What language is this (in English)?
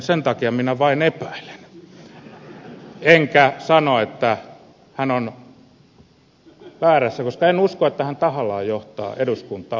Finnish